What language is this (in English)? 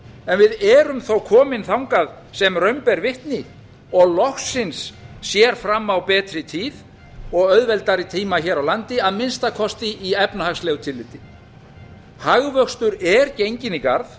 Icelandic